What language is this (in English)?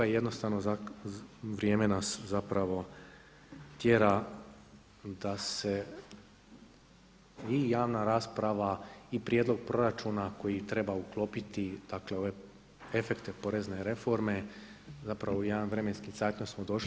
Croatian